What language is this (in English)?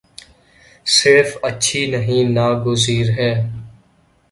Urdu